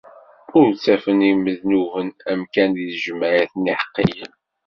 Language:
Kabyle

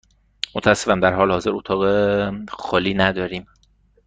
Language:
Persian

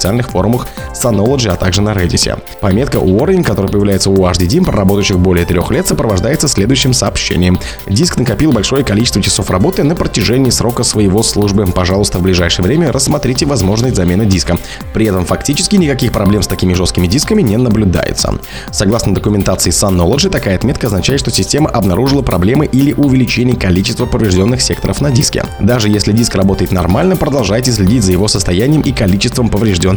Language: Russian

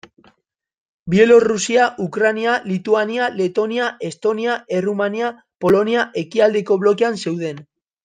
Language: Basque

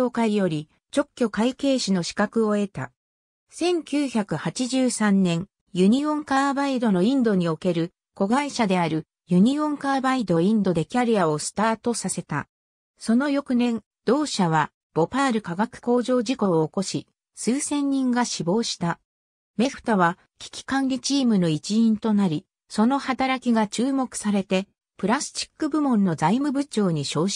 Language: Japanese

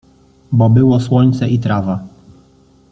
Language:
Polish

